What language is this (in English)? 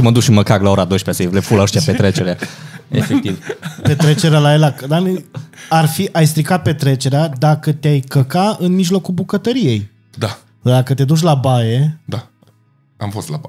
Romanian